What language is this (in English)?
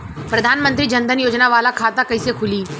Bhojpuri